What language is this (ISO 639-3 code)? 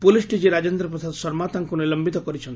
ori